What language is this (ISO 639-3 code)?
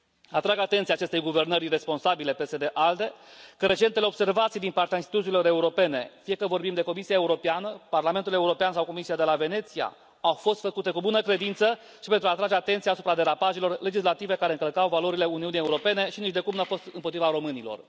ron